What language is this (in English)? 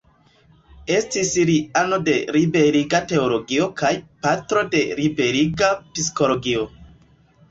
Esperanto